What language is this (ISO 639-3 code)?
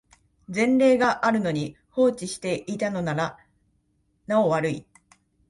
jpn